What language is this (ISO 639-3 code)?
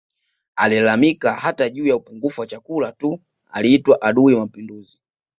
swa